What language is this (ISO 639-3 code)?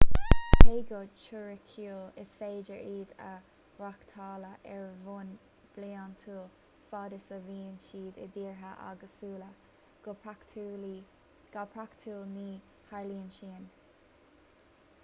gle